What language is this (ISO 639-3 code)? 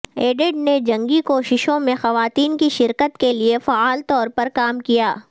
urd